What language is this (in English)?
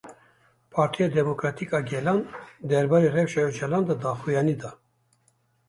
Kurdish